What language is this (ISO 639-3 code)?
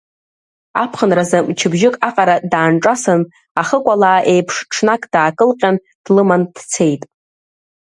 abk